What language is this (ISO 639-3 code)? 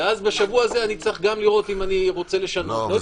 heb